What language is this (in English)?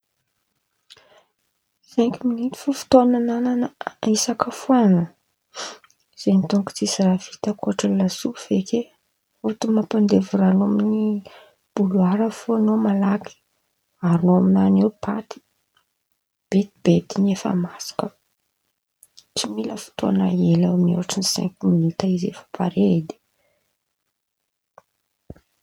Antankarana Malagasy